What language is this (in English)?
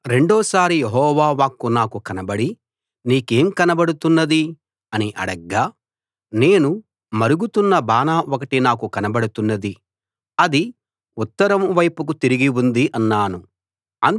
Telugu